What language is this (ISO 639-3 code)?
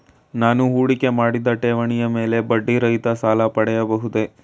kan